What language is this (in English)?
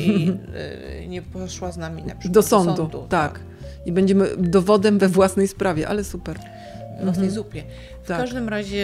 Polish